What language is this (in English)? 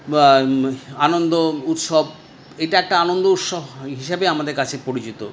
Bangla